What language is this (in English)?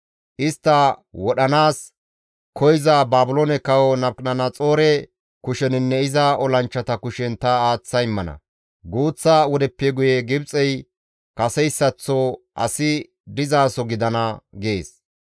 Gamo